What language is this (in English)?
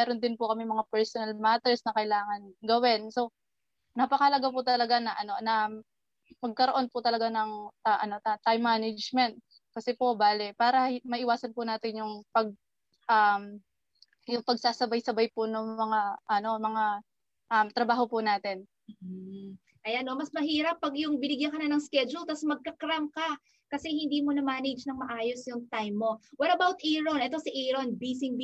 Filipino